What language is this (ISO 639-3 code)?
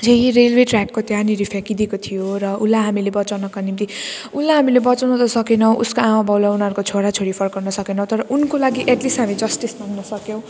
nep